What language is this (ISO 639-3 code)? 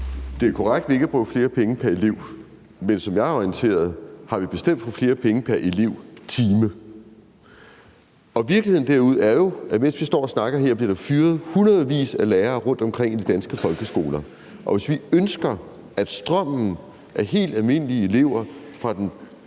dan